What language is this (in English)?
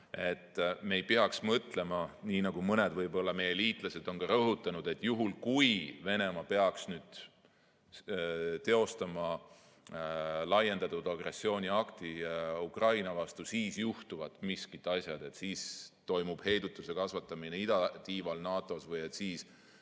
Estonian